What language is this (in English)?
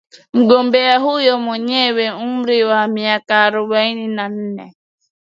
Swahili